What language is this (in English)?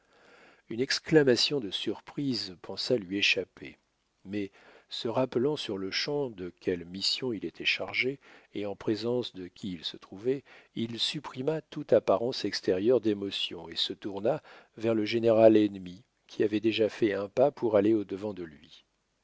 French